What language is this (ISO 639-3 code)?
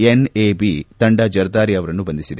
kan